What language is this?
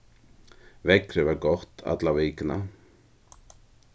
Faroese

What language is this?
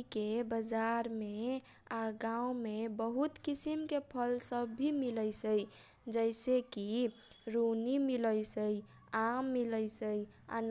Kochila Tharu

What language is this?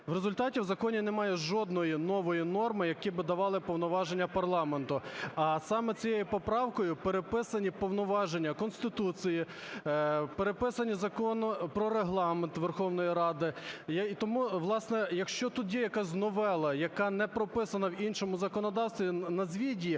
Ukrainian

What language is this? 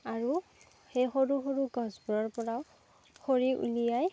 Assamese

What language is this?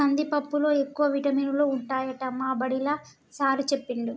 Telugu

